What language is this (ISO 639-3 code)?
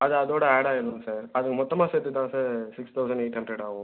tam